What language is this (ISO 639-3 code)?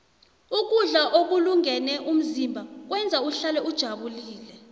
nbl